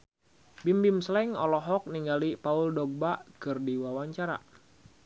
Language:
Sundanese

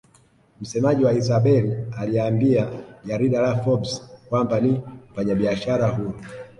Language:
Swahili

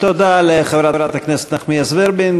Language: Hebrew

